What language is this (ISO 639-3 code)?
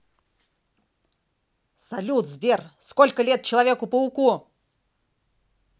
rus